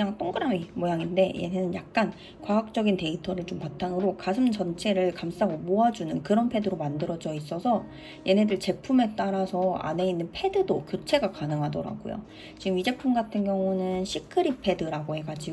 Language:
Korean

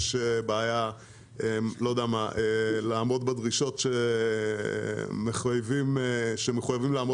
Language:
Hebrew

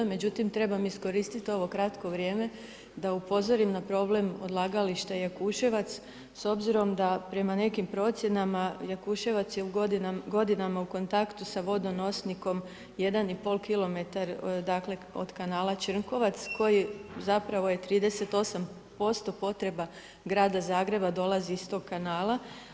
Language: Croatian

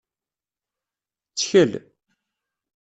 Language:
Kabyle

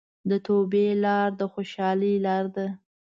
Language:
Pashto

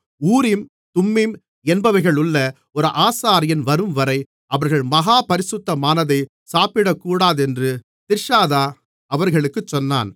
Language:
Tamil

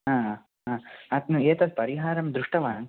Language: Sanskrit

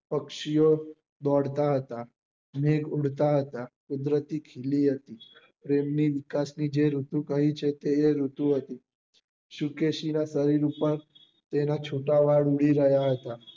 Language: Gujarati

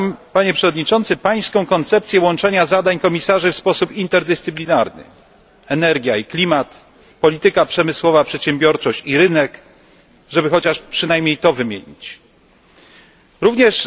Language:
Polish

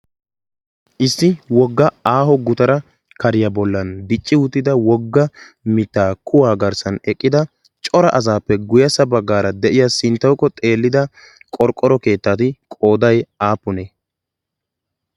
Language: Wolaytta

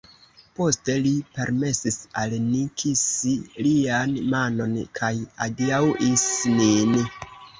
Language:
Esperanto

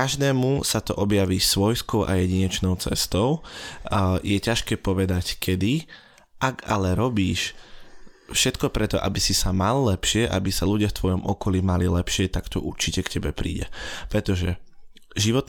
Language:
Slovak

